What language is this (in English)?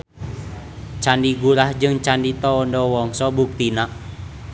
Sundanese